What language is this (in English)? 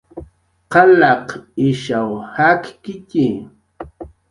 Jaqaru